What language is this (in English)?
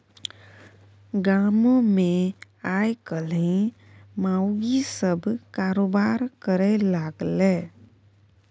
Maithili